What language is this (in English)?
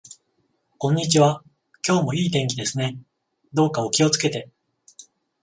Japanese